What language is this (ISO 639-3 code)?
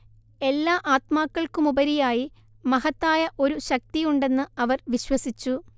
mal